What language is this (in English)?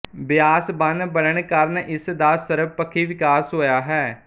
Punjabi